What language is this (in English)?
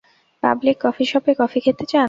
Bangla